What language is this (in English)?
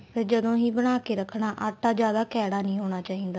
Punjabi